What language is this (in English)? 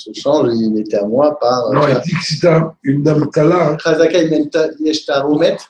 French